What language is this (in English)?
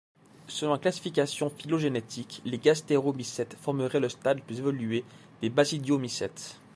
French